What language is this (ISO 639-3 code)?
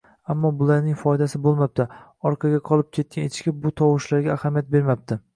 uzb